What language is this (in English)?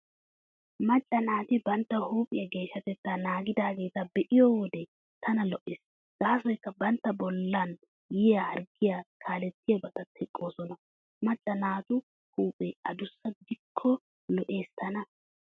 Wolaytta